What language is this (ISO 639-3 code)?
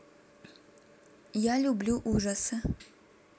rus